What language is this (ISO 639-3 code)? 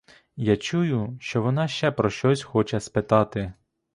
ukr